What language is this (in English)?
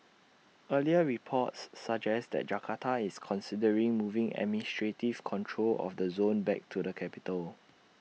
English